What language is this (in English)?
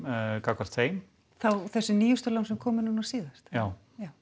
Icelandic